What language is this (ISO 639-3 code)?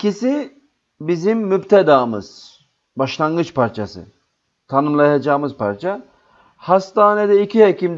tur